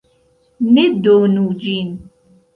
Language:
Esperanto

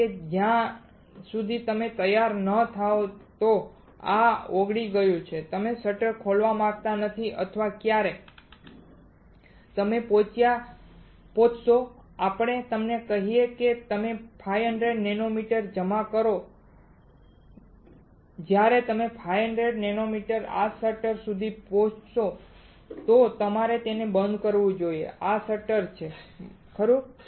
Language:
Gujarati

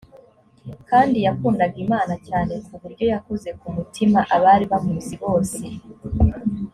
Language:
Kinyarwanda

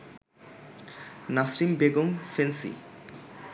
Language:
Bangla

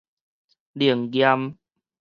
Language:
Min Nan Chinese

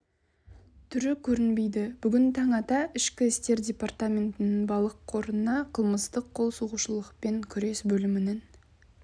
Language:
Kazakh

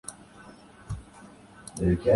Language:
Urdu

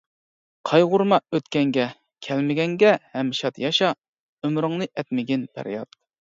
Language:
Uyghur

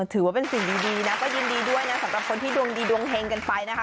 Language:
Thai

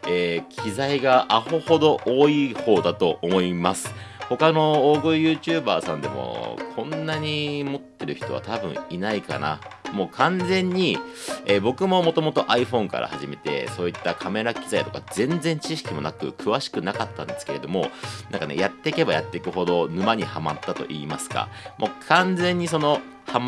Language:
Japanese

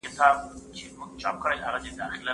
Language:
Pashto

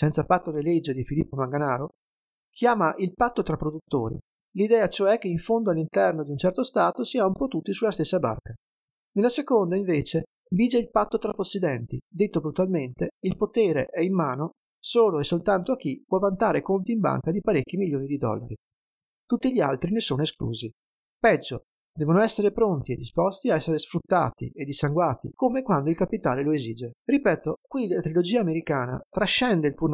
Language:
Italian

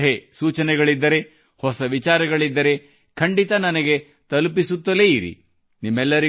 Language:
Kannada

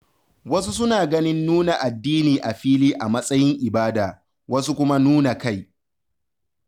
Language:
Hausa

